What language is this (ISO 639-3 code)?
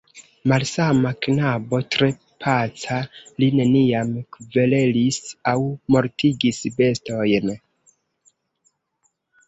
epo